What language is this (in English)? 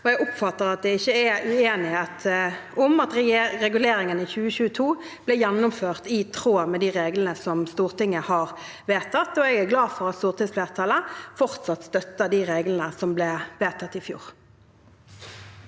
Norwegian